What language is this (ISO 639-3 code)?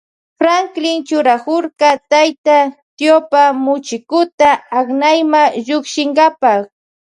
qvj